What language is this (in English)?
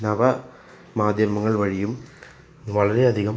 Malayalam